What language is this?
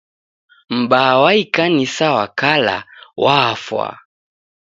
Taita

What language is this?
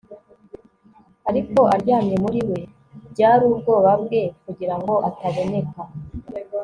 Kinyarwanda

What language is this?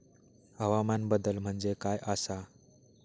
Marathi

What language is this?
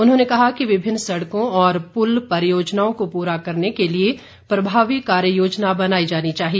Hindi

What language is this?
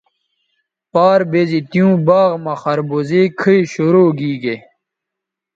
Bateri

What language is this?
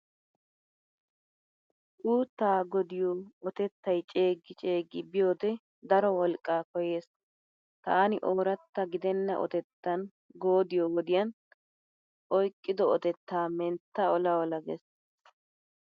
Wolaytta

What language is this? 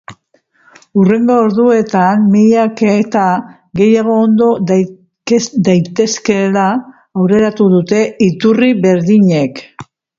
Basque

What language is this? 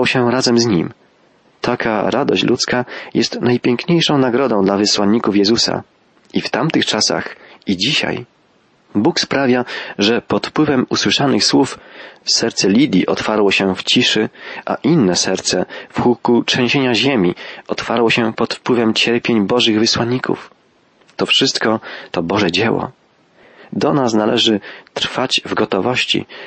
Polish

